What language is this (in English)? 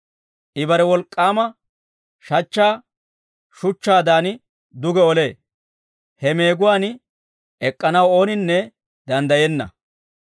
Dawro